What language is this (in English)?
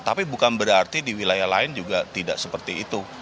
Indonesian